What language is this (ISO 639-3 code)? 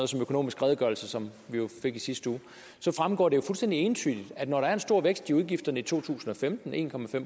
dan